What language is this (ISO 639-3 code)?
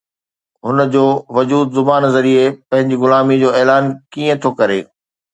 snd